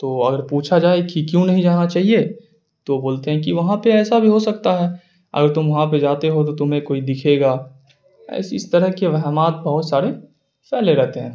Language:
Urdu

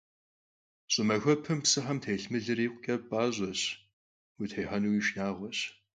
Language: Kabardian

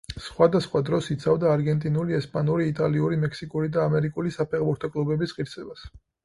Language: Georgian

